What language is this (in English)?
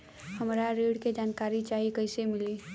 Bhojpuri